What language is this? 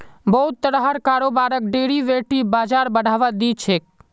Magahi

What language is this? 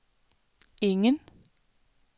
Danish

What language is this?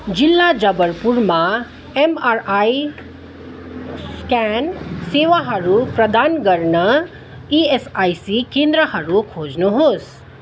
Nepali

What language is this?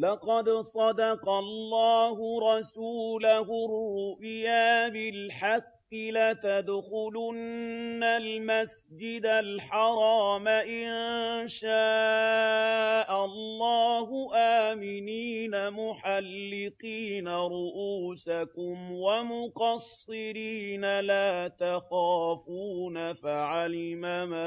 Arabic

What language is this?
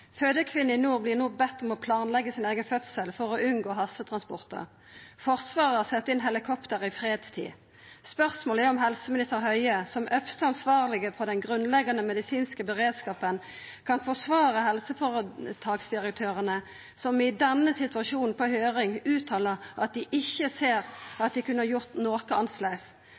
Norwegian Nynorsk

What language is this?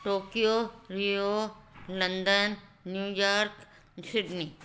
Sindhi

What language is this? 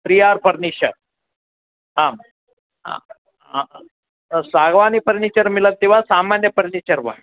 Sanskrit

